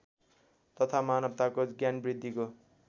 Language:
Nepali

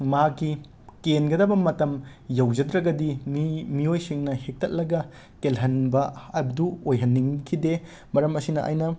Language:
Manipuri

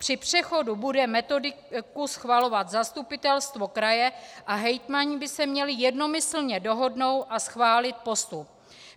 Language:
Czech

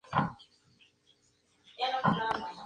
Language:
Spanish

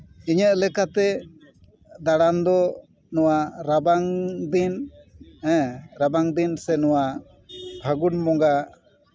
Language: Santali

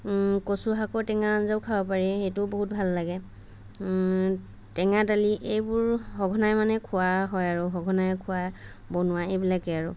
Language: Assamese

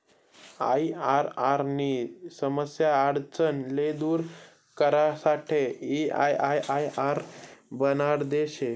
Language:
Marathi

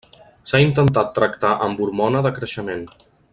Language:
Catalan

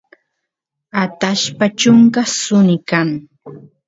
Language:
Santiago del Estero Quichua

